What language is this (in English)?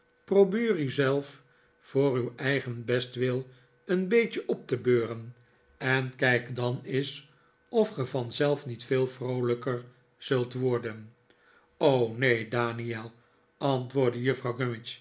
Dutch